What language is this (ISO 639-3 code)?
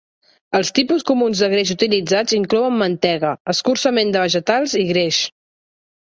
cat